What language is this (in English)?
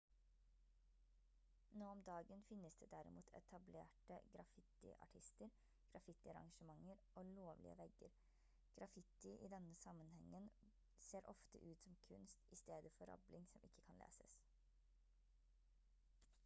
Norwegian Bokmål